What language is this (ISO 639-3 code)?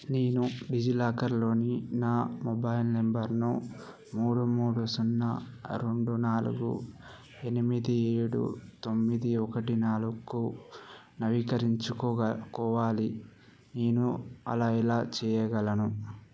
tel